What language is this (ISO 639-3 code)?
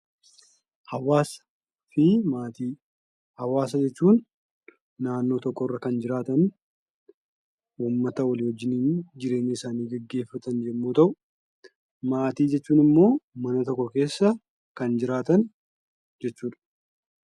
orm